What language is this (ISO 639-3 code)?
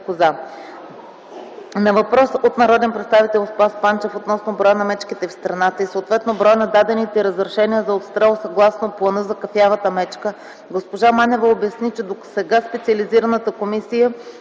bul